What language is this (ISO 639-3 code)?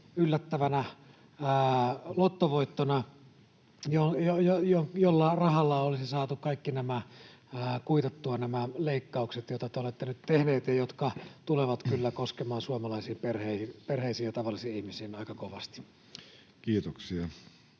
fin